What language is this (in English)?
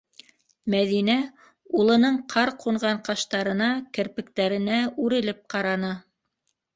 Bashkir